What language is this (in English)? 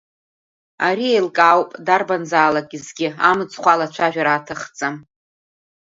Abkhazian